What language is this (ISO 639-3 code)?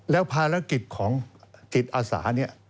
tha